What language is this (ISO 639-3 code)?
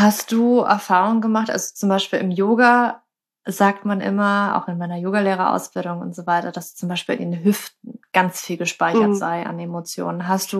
deu